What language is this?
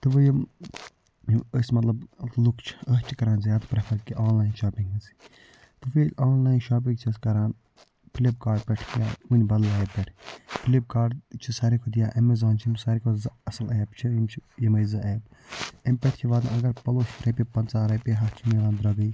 Kashmiri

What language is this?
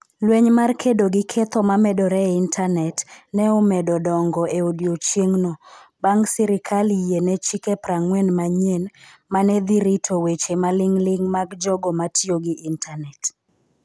Luo (Kenya and Tanzania)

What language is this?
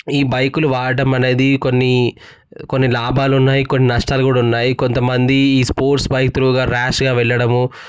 Telugu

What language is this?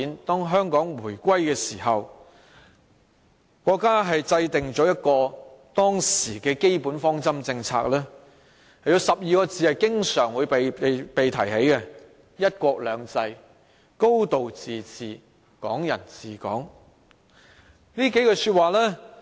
Cantonese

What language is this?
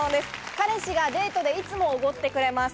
Japanese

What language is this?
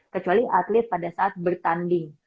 Indonesian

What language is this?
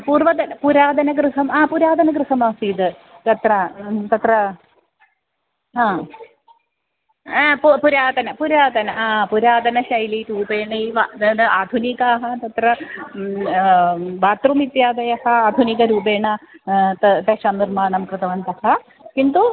Sanskrit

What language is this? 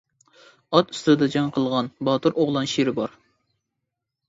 Uyghur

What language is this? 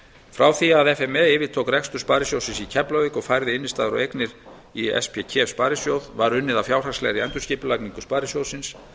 Icelandic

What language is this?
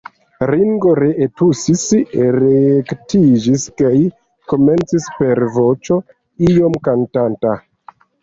Esperanto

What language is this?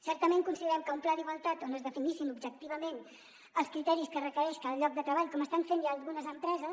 Catalan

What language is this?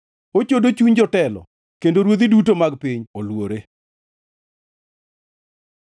Luo (Kenya and Tanzania)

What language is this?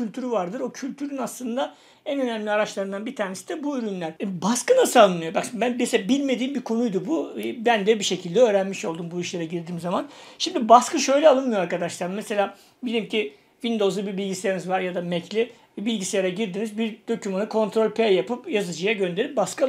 Turkish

